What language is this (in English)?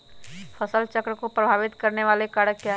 Magahi